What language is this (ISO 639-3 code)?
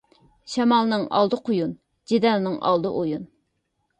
uig